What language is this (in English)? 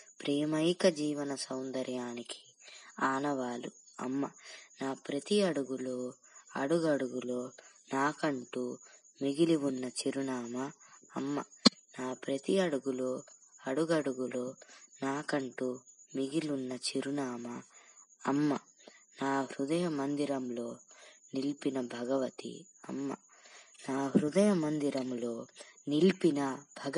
Telugu